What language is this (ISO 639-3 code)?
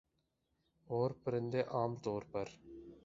urd